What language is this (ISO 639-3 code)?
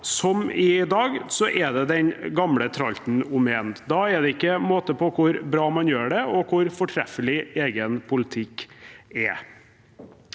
nor